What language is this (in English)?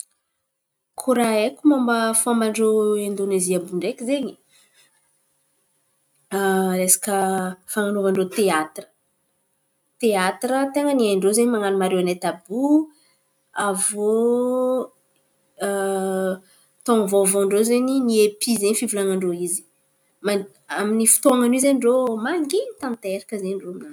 Antankarana Malagasy